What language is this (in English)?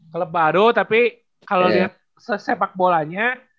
Indonesian